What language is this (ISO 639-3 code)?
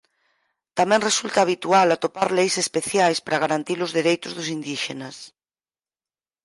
glg